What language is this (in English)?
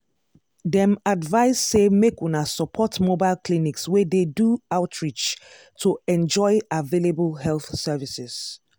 Nigerian Pidgin